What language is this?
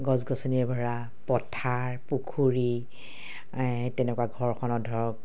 Assamese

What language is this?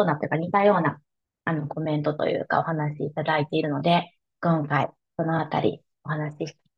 Japanese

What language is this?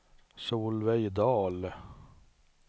Swedish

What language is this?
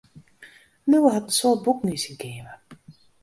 Western Frisian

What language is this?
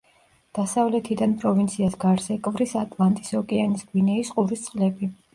Georgian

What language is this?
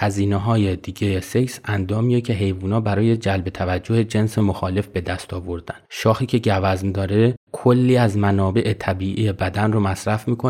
Persian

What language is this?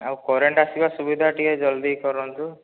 Odia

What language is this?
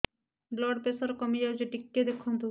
Odia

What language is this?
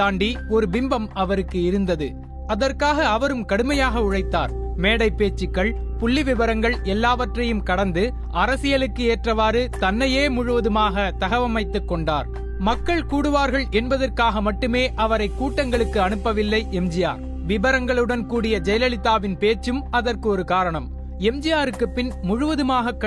Tamil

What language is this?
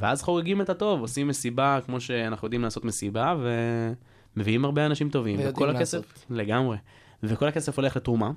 Hebrew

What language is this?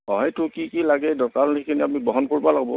Assamese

